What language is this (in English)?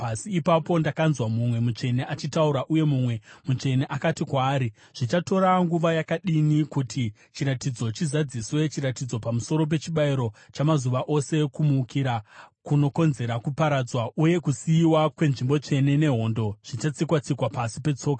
Shona